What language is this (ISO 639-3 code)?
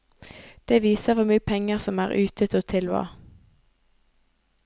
nor